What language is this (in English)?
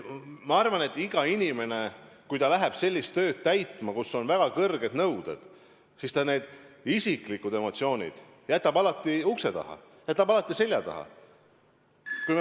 Estonian